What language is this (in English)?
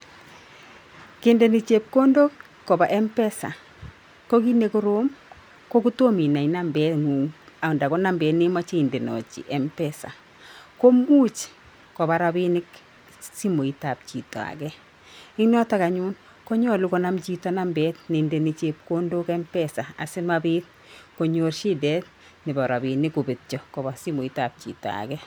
Kalenjin